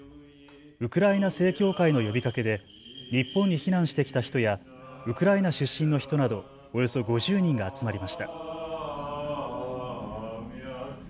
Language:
Japanese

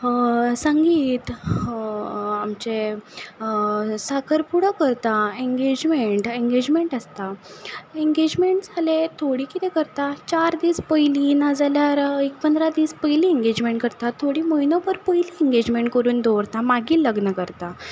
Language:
Konkani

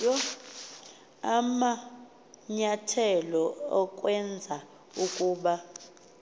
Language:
Xhosa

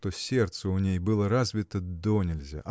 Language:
Russian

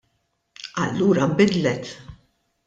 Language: Maltese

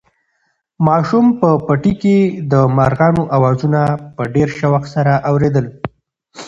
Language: Pashto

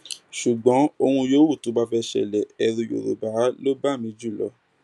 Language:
Yoruba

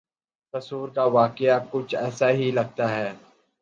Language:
Urdu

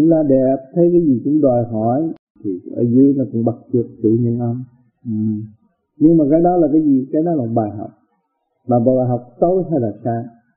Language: Vietnamese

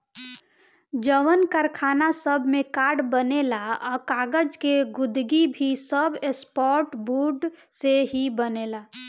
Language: Bhojpuri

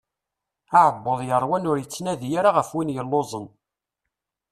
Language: Kabyle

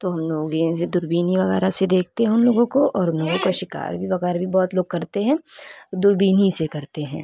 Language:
Urdu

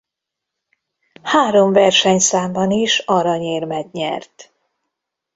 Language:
Hungarian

